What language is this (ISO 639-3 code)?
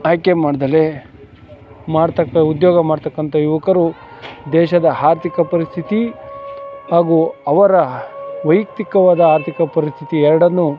kan